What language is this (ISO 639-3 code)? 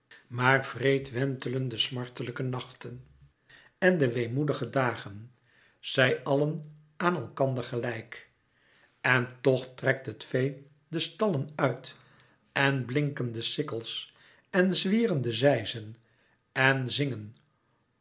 nld